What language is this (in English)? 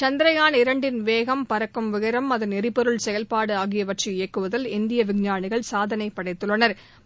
Tamil